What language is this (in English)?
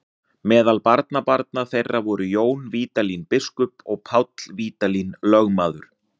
Icelandic